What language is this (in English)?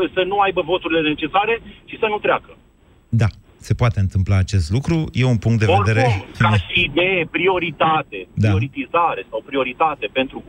Romanian